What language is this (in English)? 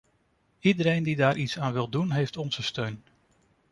Dutch